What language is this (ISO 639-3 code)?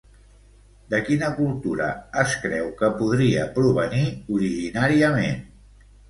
cat